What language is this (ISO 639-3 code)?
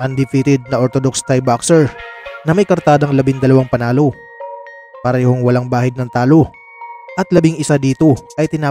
fil